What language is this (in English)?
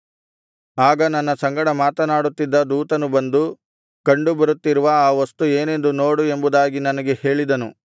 Kannada